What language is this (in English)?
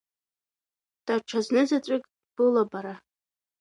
Abkhazian